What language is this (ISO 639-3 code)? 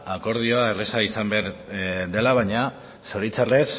eus